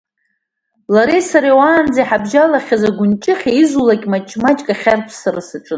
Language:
Abkhazian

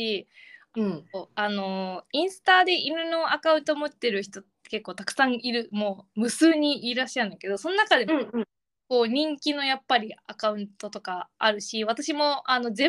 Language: Japanese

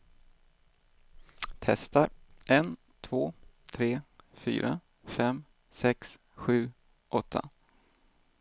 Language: Swedish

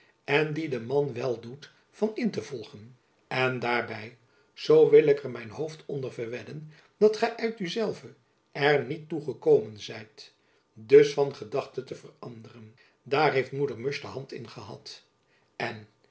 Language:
Dutch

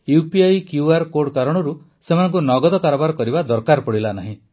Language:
Odia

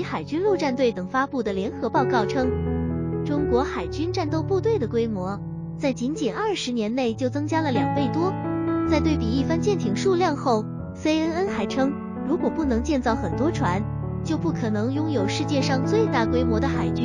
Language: Chinese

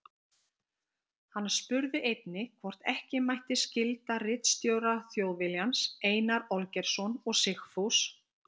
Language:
Icelandic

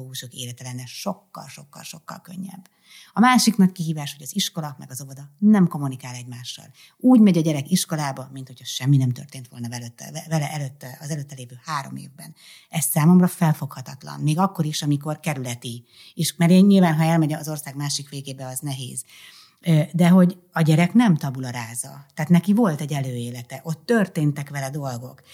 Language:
Hungarian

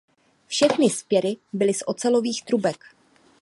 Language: Czech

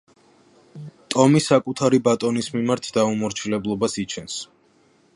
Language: Georgian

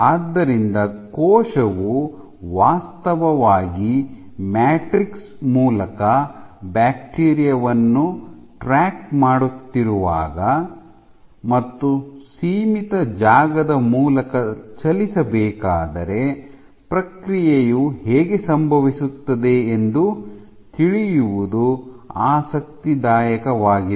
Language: Kannada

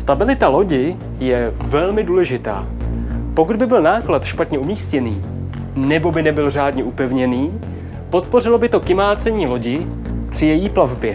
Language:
Czech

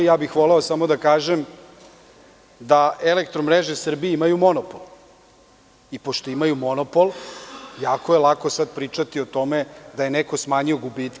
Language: Serbian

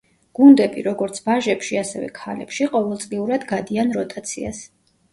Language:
Georgian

